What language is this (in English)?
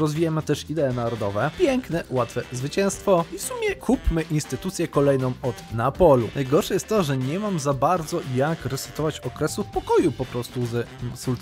Polish